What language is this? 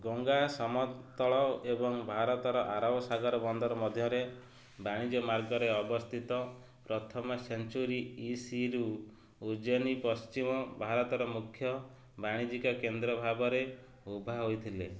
Odia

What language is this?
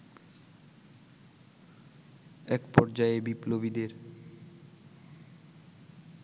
Bangla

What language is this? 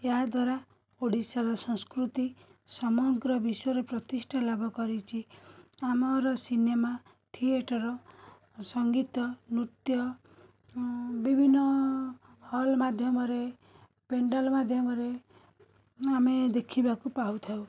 Odia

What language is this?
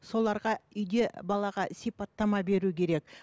Kazakh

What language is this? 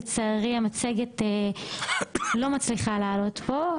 Hebrew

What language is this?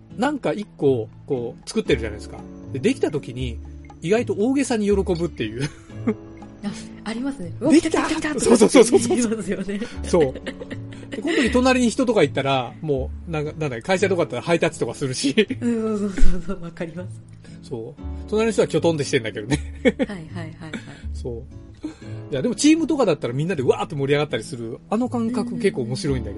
Japanese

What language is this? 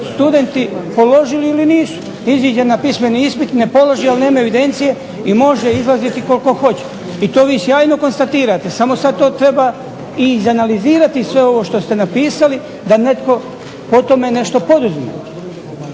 Croatian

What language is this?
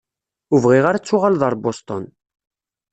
Kabyle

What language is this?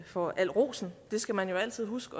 Danish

